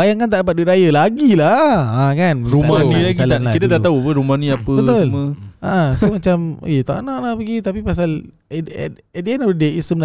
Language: Malay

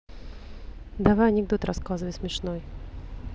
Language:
Russian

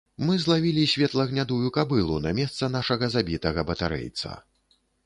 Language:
Belarusian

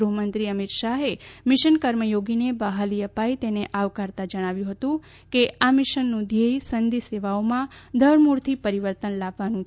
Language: Gujarati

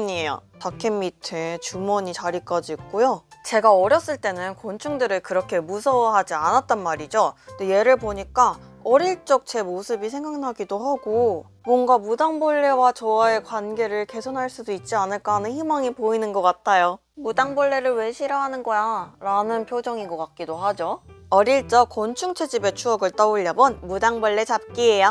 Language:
Korean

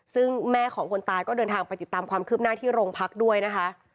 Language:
Thai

